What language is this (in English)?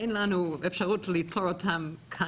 Hebrew